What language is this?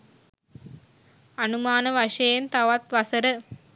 Sinhala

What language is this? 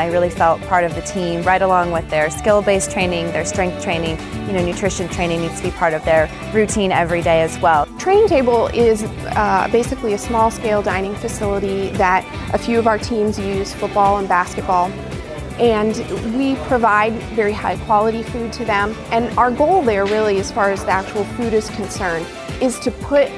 English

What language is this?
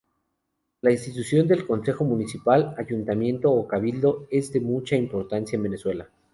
Spanish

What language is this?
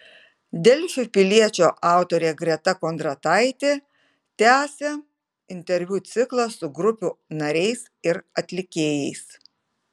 Lithuanian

